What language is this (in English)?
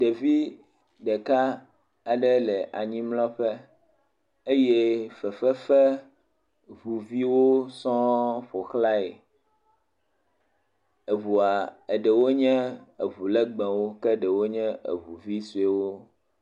Ewe